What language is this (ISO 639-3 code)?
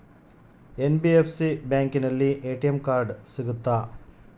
kan